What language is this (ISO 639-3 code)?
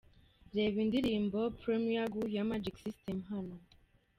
kin